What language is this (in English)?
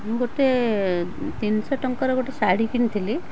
Odia